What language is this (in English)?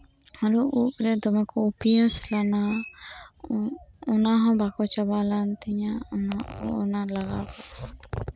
Santali